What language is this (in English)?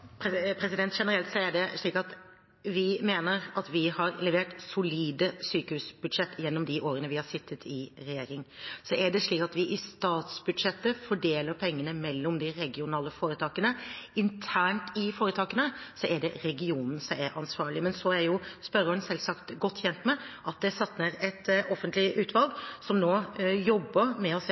Norwegian